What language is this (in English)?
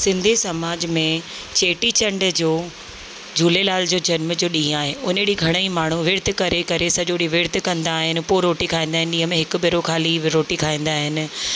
Sindhi